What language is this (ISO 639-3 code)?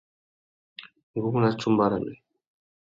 bag